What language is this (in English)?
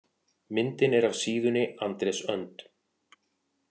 Icelandic